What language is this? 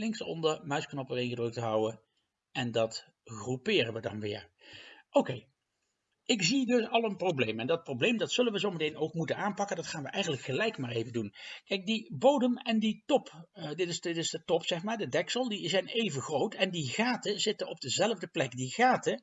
Dutch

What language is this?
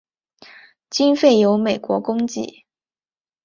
Chinese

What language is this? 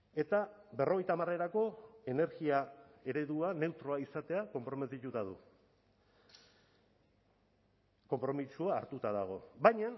Basque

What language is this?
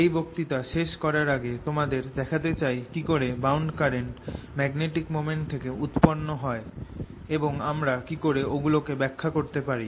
Bangla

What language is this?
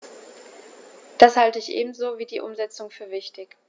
German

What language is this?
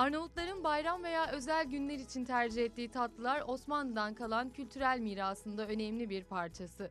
Turkish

